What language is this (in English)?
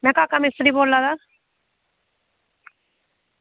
Dogri